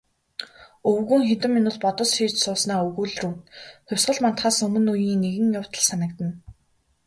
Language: Mongolian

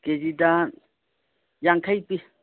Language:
Manipuri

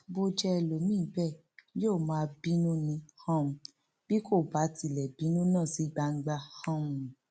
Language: Yoruba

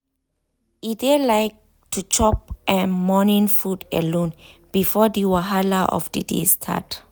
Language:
Nigerian Pidgin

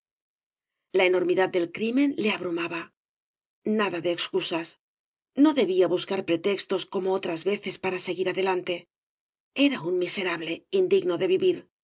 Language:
Spanish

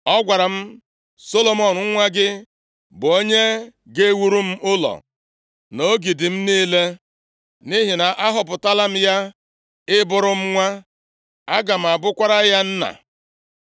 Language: Igbo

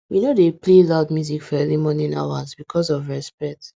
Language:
Nigerian Pidgin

